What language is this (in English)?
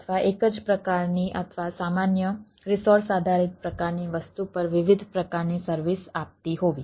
Gujarati